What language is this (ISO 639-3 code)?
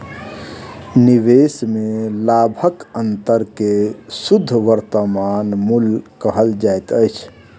mai